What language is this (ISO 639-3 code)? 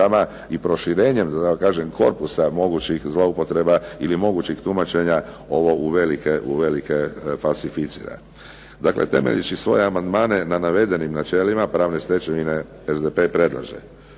hrv